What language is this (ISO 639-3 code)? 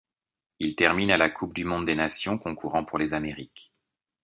fra